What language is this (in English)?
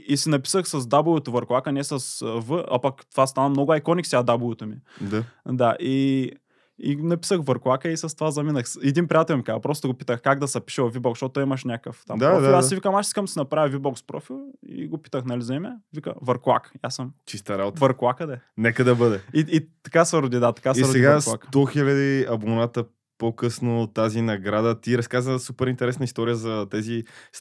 Bulgarian